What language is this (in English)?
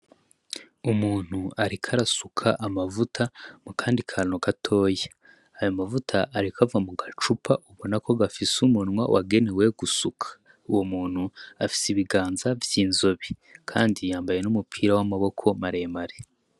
Rundi